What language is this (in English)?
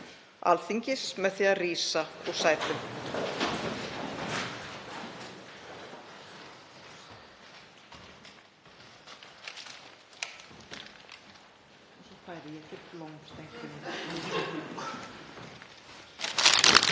Icelandic